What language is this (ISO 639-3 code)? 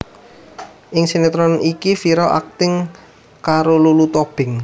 jav